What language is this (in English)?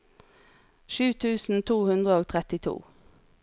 Norwegian